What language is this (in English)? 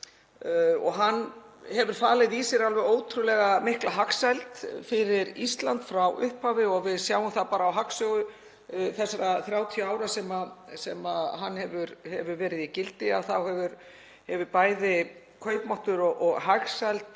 Icelandic